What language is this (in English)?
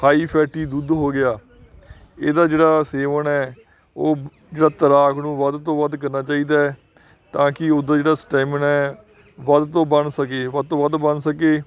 Punjabi